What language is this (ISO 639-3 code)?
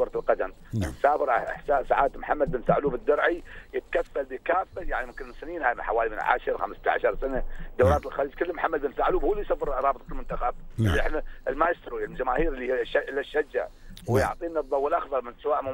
ara